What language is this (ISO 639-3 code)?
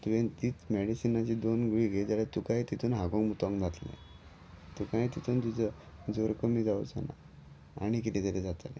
kok